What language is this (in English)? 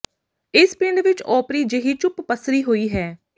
Punjabi